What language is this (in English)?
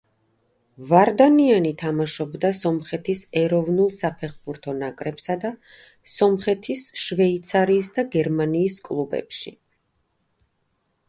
Georgian